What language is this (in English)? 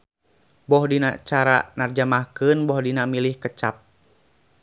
Sundanese